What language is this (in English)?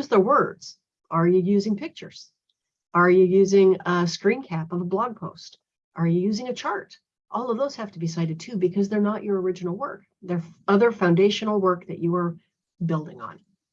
English